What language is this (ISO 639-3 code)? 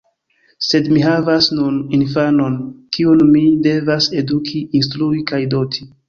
epo